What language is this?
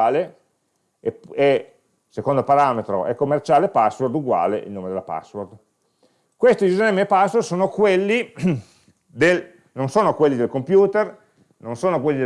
Italian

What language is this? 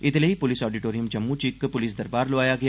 Dogri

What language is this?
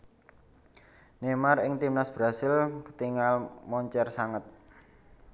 Javanese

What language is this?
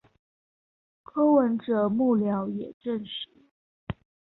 Chinese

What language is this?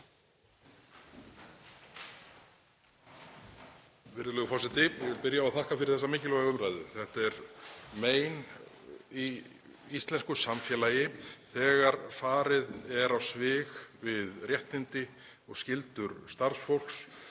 Icelandic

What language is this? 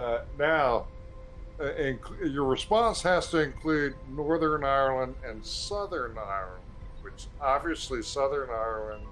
English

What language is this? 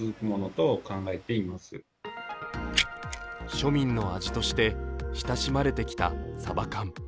Japanese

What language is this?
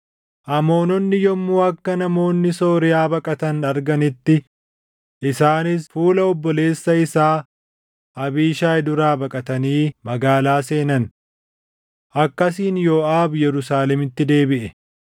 Oromo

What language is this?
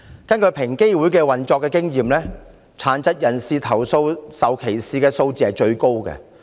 Cantonese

